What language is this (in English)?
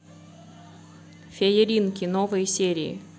Russian